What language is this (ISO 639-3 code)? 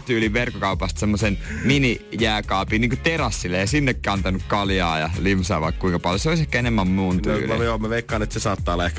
fin